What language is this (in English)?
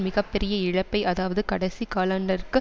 Tamil